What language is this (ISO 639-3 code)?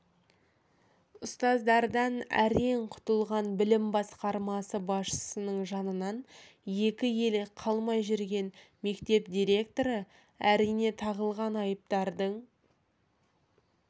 kaz